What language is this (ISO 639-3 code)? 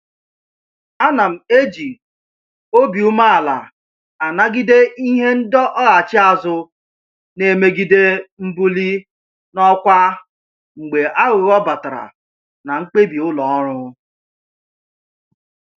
ibo